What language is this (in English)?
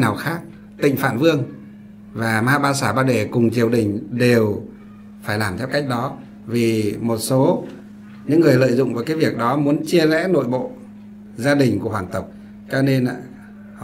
Vietnamese